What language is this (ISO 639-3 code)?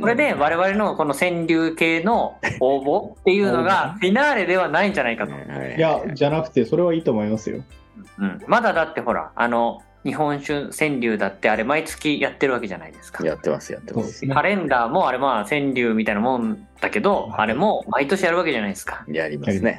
jpn